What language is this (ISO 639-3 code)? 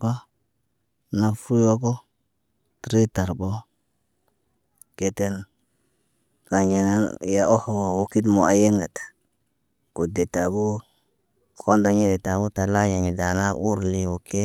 mne